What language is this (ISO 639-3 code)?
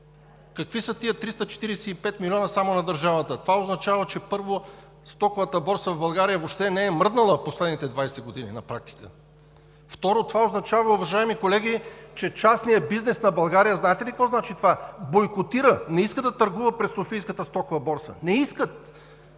bul